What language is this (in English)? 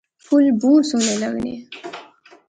Pahari-Potwari